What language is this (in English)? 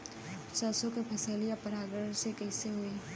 Bhojpuri